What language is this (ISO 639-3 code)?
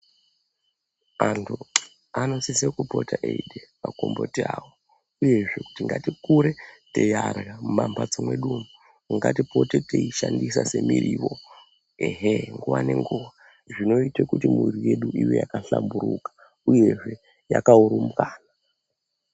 ndc